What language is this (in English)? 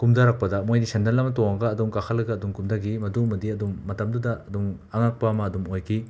Manipuri